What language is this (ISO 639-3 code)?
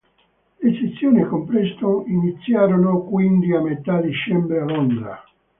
ita